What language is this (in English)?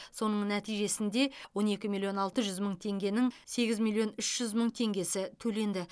Kazakh